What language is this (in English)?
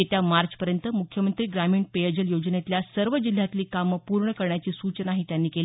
Marathi